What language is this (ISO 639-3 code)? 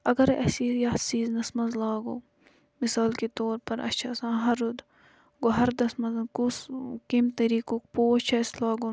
kas